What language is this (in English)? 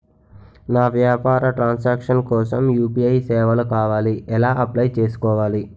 Telugu